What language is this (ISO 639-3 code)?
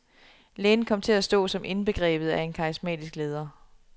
dan